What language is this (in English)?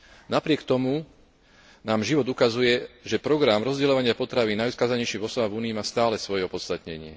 Slovak